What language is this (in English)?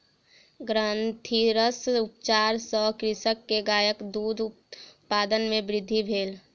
Maithili